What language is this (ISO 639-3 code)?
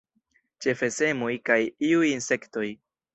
epo